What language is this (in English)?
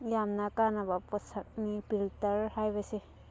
Manipuri